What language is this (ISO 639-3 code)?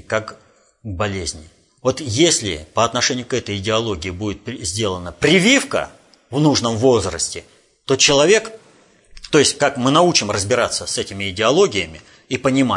rus